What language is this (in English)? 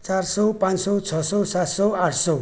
Nepali